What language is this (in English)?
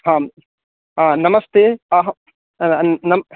Sanskrit